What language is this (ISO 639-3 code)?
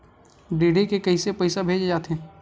hne